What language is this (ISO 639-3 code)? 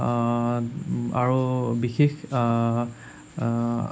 asm